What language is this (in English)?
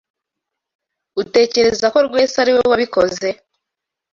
Kinyarwanda